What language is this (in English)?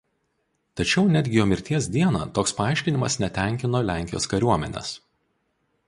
Lithuanian